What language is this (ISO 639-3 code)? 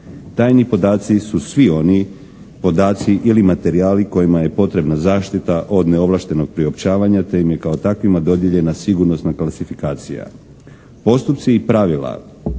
hrv